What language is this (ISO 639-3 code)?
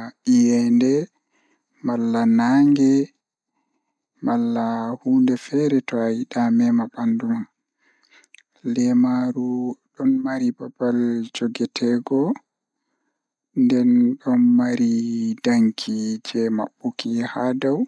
ful